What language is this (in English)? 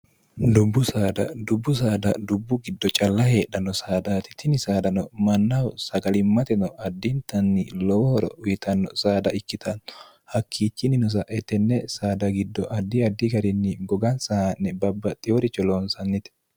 Sidamo